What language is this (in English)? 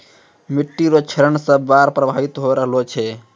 Maithili